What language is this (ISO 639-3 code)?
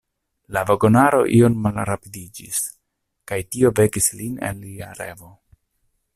epo